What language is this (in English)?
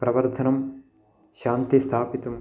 Sanskrit